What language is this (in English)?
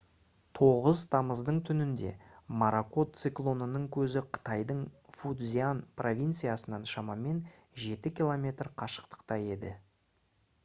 Kazakh